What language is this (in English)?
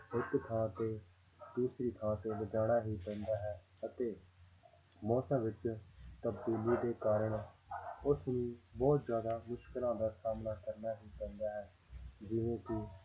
Punjabi